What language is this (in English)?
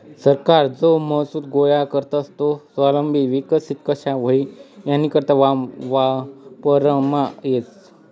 Marathi